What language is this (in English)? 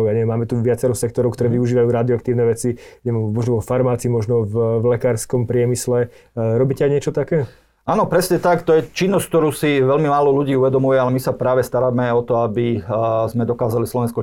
Slovak